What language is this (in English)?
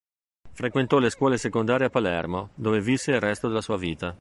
Italian